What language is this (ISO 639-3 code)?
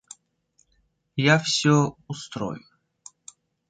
rus